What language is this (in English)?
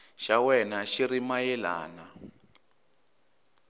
Tsonga